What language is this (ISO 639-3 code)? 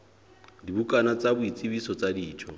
sot